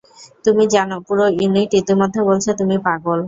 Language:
Bangla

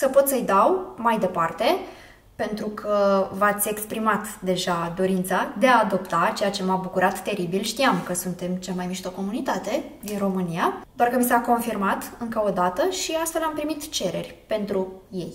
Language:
Romanian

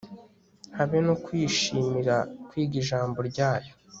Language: Kinyarwanda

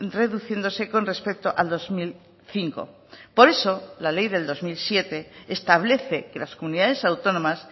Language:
Spanish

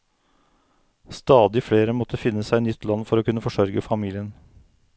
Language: Norwegian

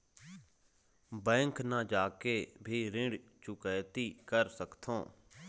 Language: Chhattisgarhi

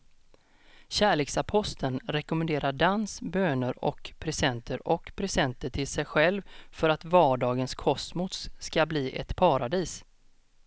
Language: Swedish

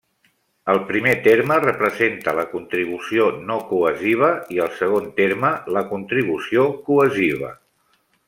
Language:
Catalan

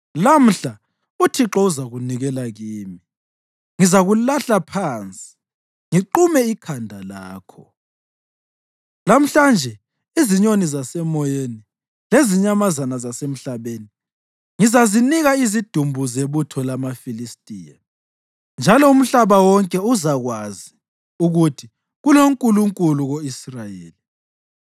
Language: North Ndebele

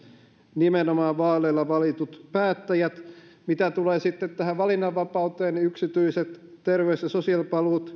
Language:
Finnish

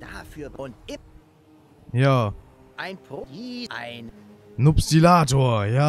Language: German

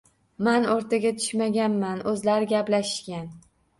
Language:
Uzbek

